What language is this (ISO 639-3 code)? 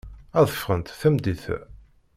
kab